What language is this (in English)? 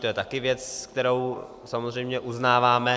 Czech